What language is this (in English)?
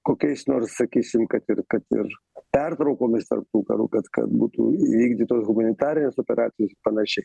Lithuanian